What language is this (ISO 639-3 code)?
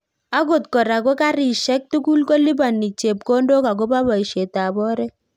kln